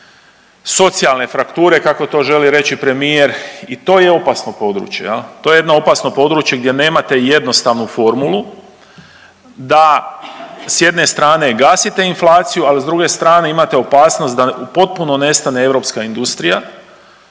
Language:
Croatian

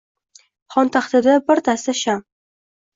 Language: Uzbek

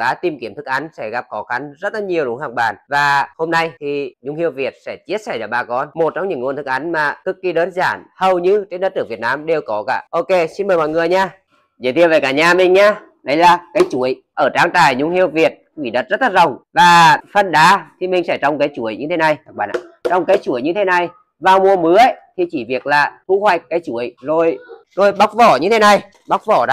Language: Vietnamese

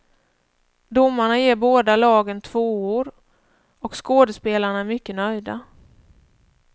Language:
Swedish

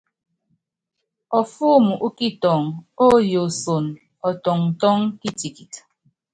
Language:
Yangben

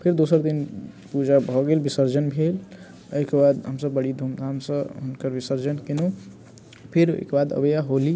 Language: Maithili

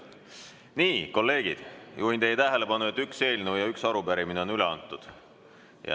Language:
Estonian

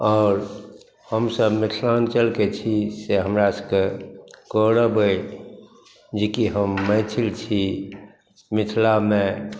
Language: Maithili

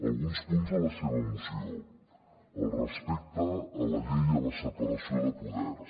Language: Catalan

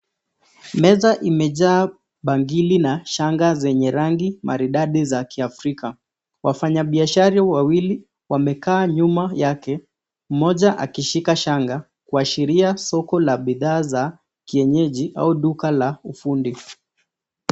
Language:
Swahili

